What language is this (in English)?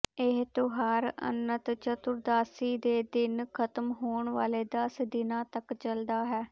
Punjabi